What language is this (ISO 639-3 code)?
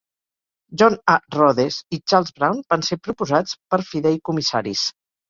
cat